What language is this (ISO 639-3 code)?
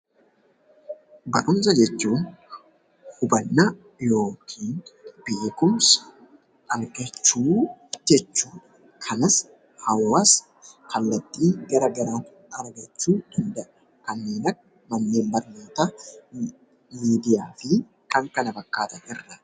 orm